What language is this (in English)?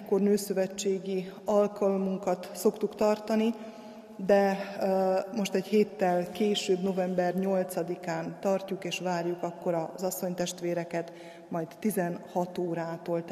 Hungarian